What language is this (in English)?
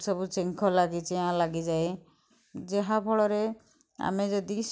Odia